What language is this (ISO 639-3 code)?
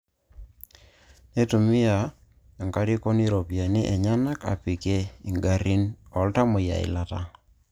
mas